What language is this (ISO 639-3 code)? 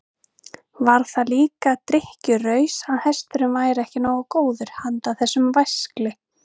isl